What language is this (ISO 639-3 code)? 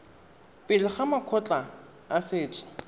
tsn